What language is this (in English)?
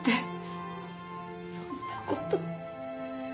Japanese